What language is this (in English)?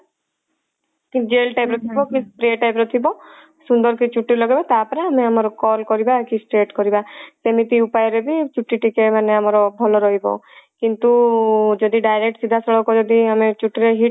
Odia